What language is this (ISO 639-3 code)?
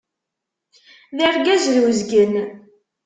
kab